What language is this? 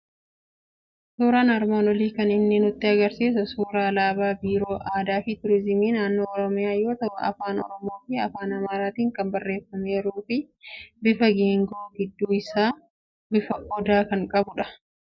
Oromo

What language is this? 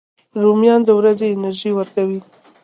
Pashto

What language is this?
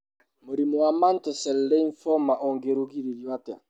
Kikuyu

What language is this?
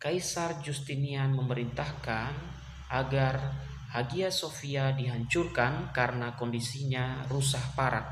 Indonesian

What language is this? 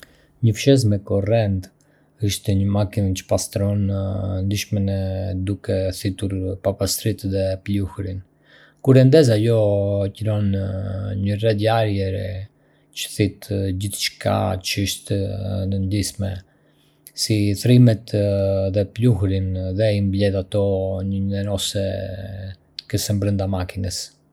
Arbëreshë Albanian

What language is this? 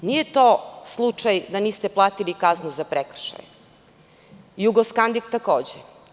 Serbian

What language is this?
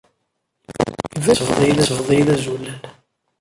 Kabyle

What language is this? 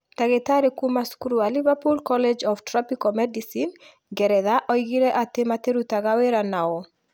Kikuyu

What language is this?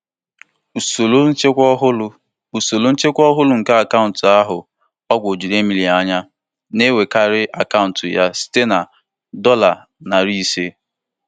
Igbo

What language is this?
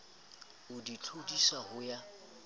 Southern Sotho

